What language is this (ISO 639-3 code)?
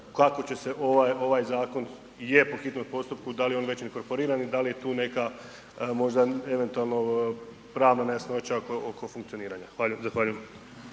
hrv